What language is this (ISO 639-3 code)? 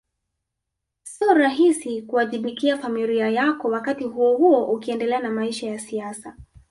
swa